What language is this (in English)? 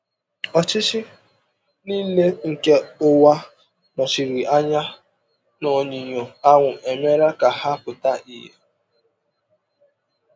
Igbo